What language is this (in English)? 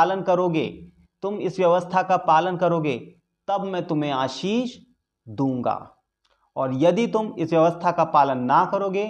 Hindi